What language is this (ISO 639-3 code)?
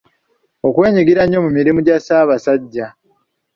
lug